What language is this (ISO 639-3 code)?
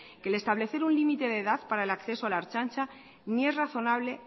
spa